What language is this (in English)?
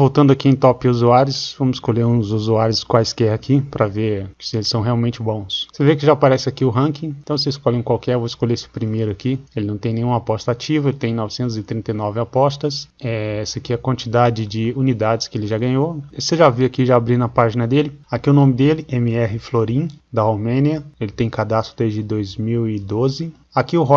Portuguese